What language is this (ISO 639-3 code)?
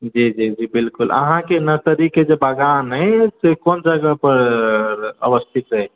mai